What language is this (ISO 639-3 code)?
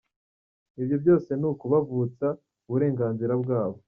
kin